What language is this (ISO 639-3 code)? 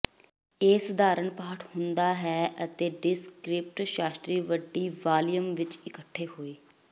pan